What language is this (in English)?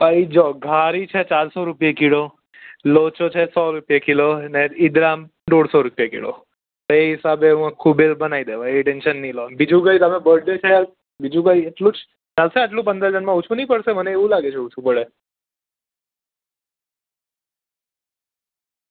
Gujarati